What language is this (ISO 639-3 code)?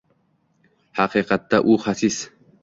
uzb